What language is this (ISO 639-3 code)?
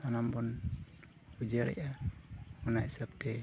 sat